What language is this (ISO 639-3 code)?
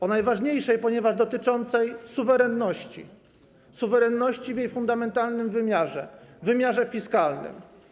pol